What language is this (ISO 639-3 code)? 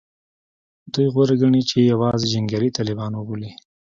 pus